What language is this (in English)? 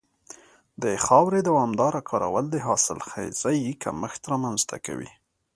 Pashto